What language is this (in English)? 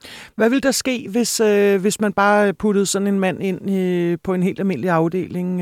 Danish